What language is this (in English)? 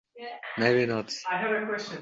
Uzbek